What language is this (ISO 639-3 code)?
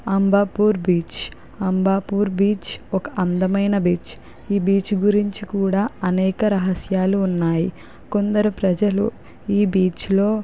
tel